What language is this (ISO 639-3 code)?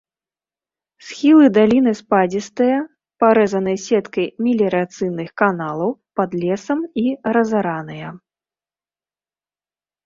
bel